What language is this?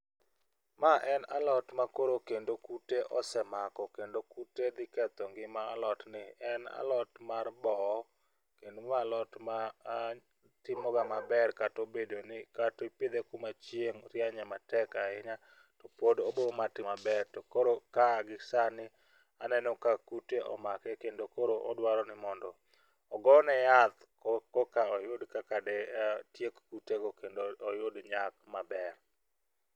Luo (Kenya and Tanzania)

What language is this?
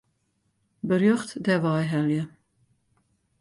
Western Frisian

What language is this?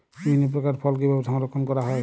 Bangla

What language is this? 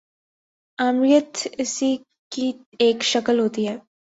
Urdu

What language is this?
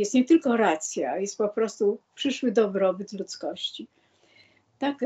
Polish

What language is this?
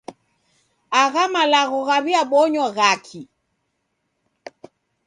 Taita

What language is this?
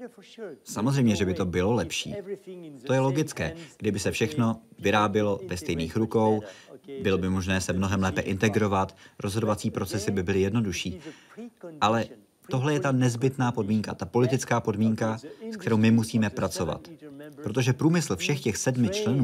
Czech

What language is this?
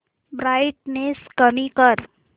Marathi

